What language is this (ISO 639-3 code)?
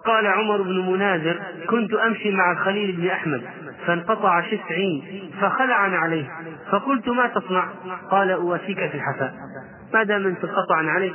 ara